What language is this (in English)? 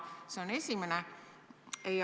Estonian